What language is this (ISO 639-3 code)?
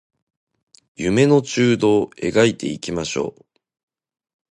jpn